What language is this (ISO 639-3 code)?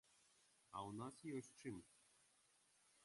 bel